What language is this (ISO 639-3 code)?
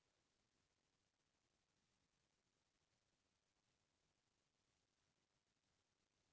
hne